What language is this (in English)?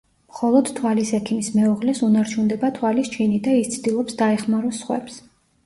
Georgian